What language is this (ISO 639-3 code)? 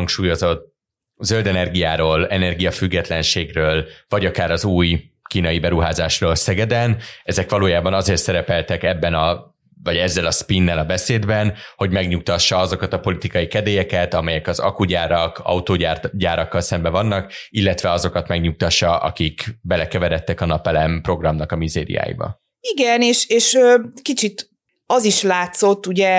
hun